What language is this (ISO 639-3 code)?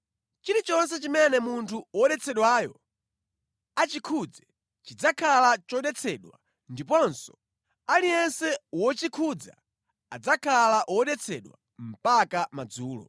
nya